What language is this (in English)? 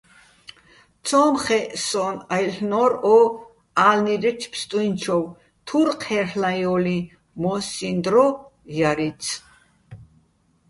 Bats